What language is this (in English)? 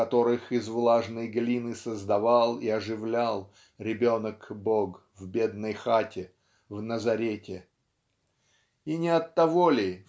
Russian